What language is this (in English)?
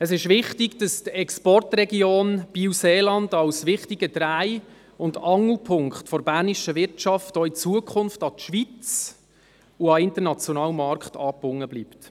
Swiss German